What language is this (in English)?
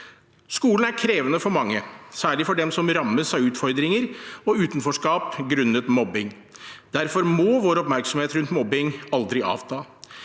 Norwegian